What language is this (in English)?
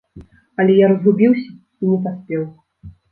Belarusian